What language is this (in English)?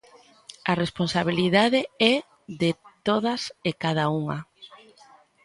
Galician